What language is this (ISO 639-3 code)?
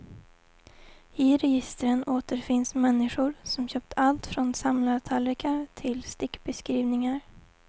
swe